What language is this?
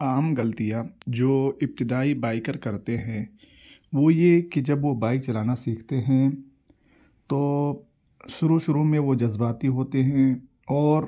Urdu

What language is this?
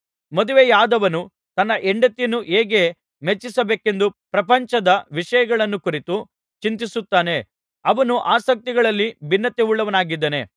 Kannada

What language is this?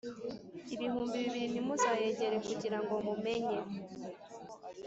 Kinyarwanda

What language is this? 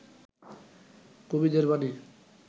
Bangla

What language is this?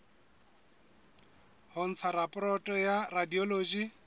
Southern Sotho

